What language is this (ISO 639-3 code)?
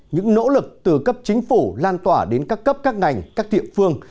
vie